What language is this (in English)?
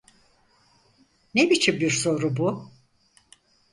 Turkish